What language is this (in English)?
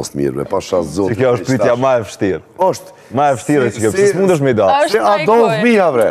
Romanian